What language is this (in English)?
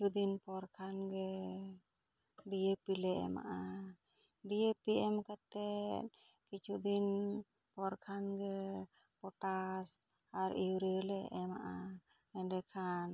Santali